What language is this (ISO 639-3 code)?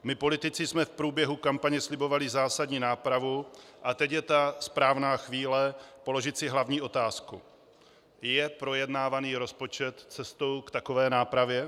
ces